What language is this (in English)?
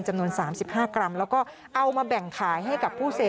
Thai